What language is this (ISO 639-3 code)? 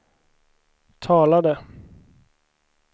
swe